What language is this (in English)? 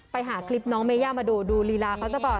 Thai